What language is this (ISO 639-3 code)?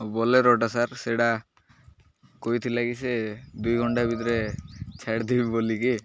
ori